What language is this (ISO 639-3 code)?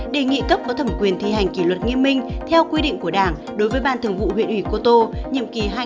vie